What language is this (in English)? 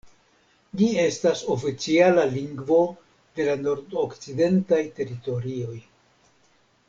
Esperanto